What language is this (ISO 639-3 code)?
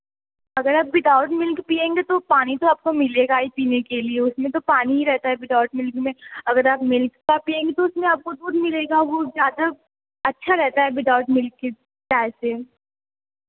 hin